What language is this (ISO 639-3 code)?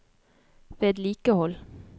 nor